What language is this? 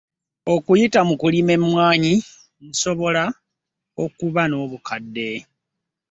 Ganda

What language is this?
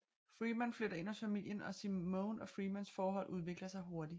Danish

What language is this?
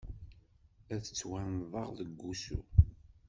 Kabyle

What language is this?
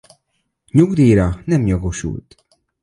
Hungarian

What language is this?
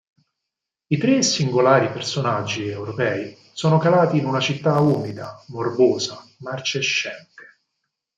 Italian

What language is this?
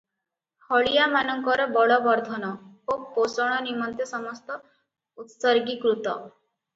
Odia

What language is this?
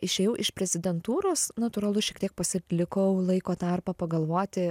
Lithuanian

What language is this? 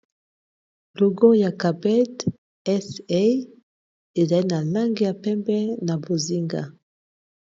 Lingala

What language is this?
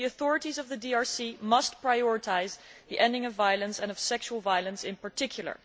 English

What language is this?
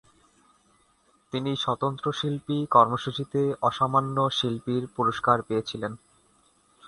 Bangla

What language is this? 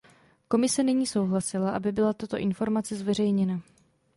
Czech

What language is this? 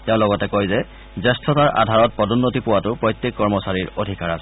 Assamese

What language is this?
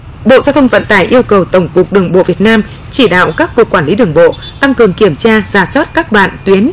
Vietnamese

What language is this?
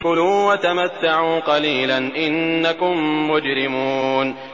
Arabic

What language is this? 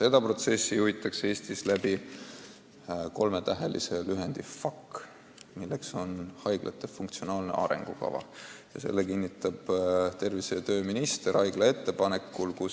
Estonian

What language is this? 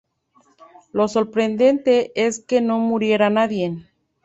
Spanish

